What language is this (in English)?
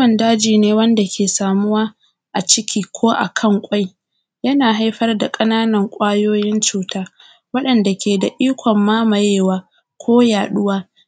Hausa